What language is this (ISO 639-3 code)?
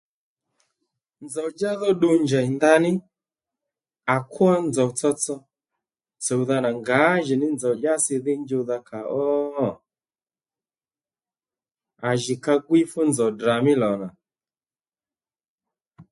led